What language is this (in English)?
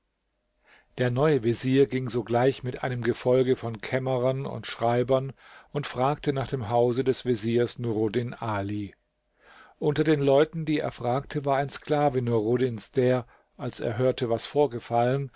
German